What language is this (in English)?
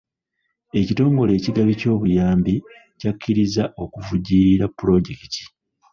Ganda